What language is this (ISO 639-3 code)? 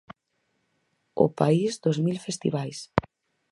glg